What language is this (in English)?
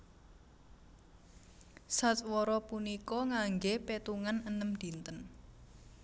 Javanese